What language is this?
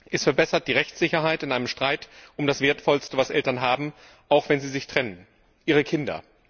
German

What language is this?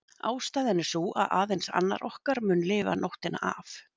Icelandic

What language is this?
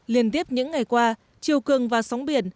Vietnamese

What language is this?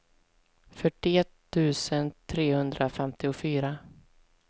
Swedish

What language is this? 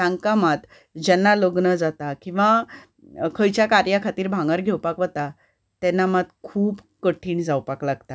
Konkani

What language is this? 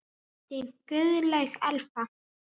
Icelandic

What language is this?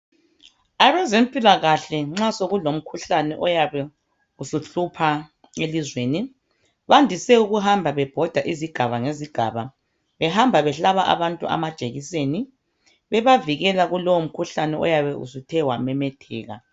North Ndebele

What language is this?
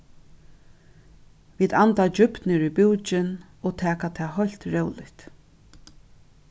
Faroese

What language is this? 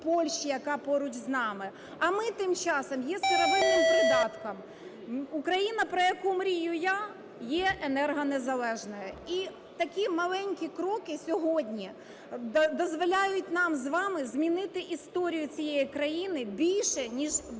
Ukrainian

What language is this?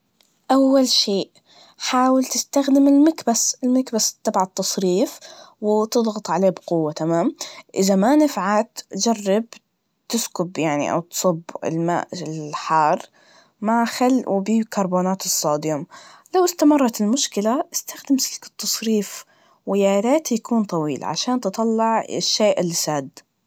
Najdi Arabic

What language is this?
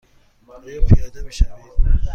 Persian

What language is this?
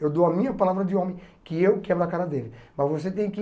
Portuguese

